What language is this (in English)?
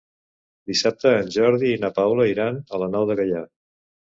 Catalan